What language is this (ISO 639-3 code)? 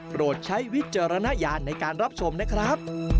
tha